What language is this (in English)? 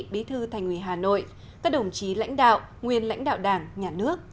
Vietnamese